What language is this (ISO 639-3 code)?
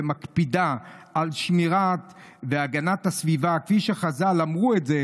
heb